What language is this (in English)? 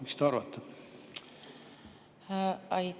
Estonian